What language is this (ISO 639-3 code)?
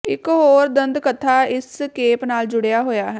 pan